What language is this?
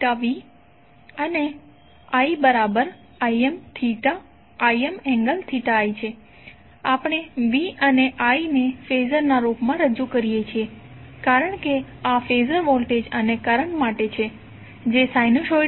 Gujarati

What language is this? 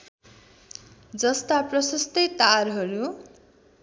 Nepali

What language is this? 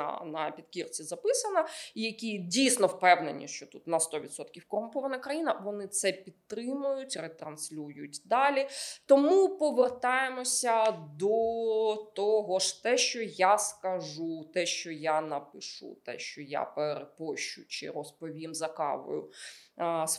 Ukrainian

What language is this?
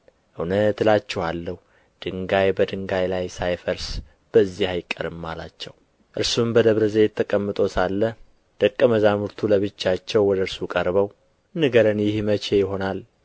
Amharic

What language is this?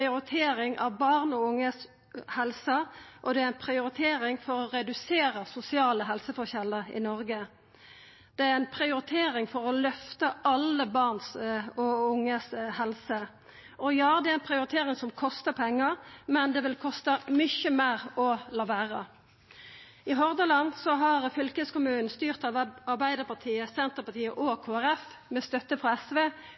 Norwegian Nynorsk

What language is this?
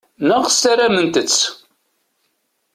Kabyle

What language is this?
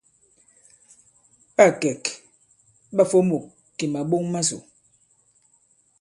Bankon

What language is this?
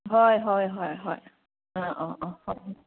Manipuri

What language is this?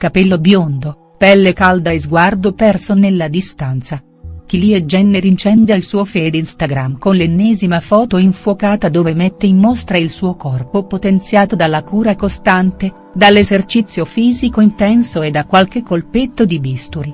Italian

